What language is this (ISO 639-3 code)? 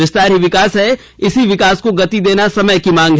hin